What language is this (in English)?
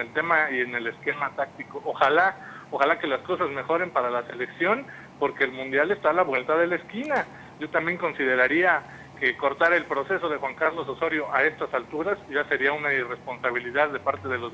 Spanish